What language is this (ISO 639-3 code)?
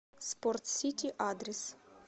rus